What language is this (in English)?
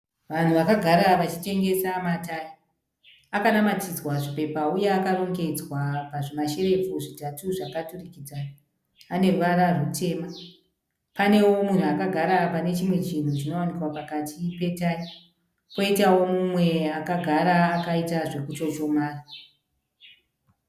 Shona